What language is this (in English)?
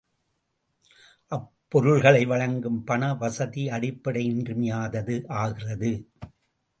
Tamil